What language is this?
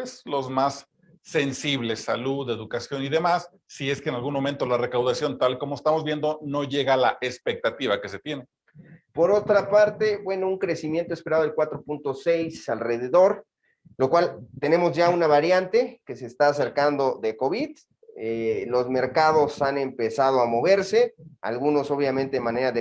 Spanish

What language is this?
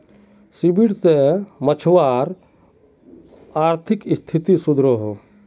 Magahi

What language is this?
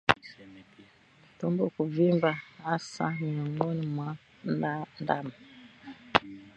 Swahili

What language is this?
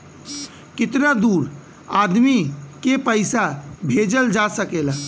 Bhojpuri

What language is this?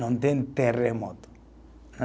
Portuguese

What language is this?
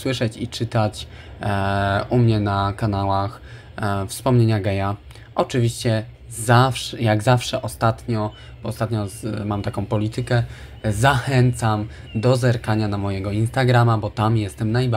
Polish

